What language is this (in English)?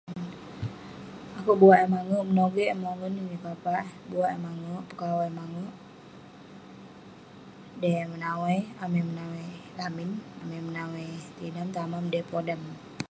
Western Penan